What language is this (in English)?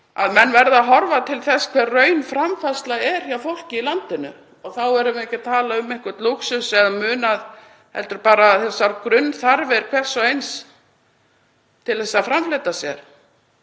Icelandic